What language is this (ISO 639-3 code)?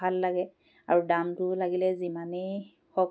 asm